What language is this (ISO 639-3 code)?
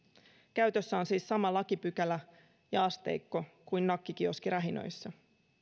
fin